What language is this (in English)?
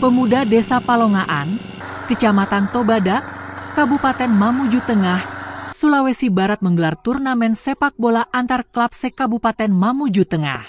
Indonesian